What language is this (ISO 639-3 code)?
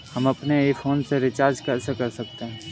hin